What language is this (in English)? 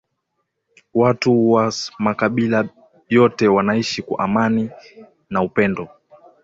Swahili